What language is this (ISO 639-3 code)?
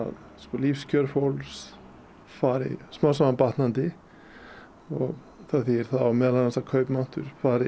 isl